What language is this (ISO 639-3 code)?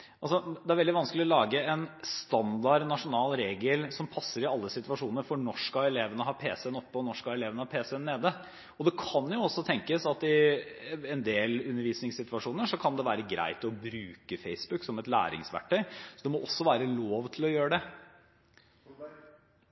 nob